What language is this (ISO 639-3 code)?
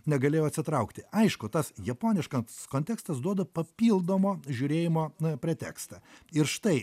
lit